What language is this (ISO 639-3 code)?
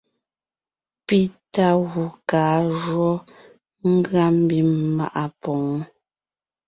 nnh